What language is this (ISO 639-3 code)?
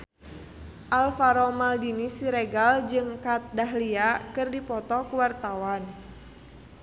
sun